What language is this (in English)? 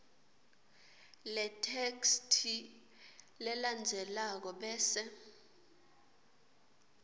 Swati